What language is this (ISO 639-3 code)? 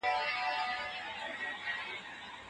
pus